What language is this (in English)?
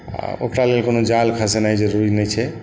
Maithili